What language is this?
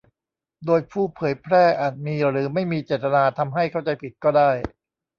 Thai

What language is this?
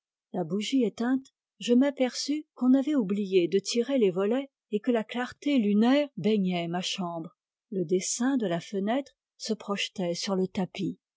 French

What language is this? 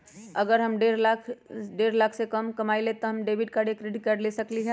Magahi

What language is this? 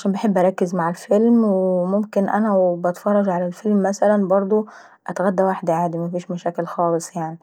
Saidi Arabic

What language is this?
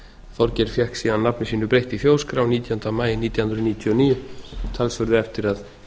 Icelandic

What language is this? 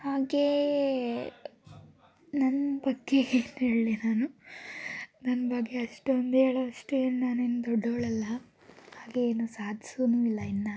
Kannada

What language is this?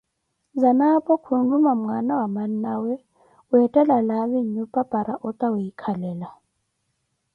Koti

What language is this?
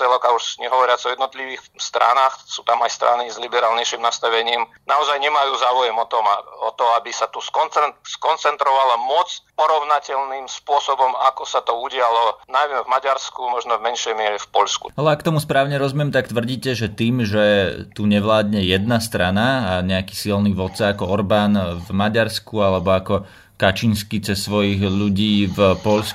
Slovak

